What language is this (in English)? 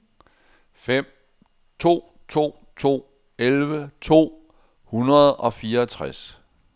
Danish